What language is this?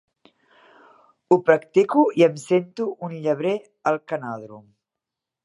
Catalan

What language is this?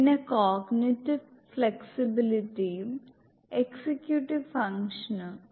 Malayalam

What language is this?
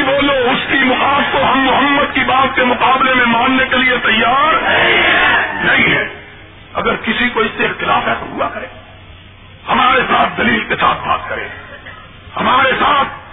Urdu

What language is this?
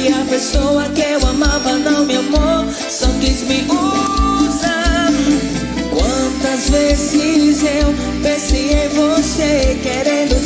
Portuguese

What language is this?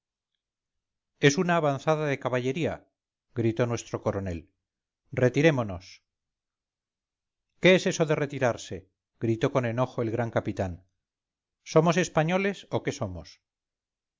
Spanish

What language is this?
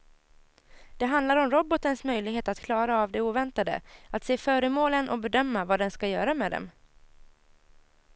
Swedish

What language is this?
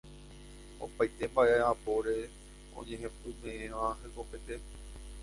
Guarani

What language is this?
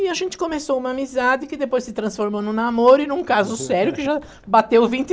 Portuguese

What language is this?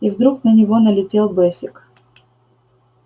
Russian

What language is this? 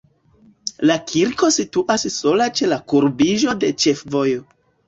Esperanto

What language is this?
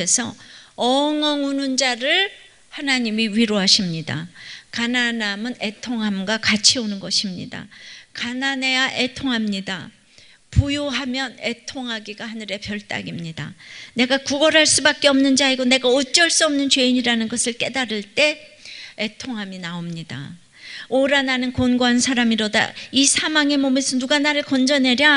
Korean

